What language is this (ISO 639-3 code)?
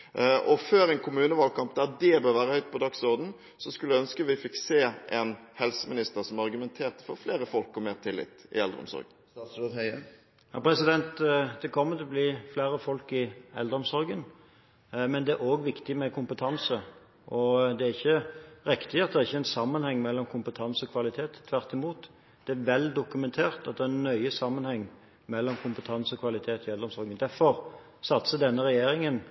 nob